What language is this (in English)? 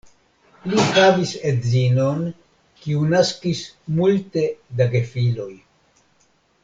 Esperanto